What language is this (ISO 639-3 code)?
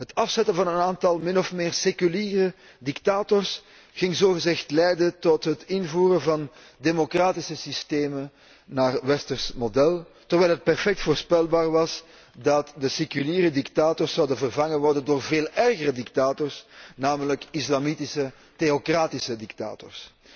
nld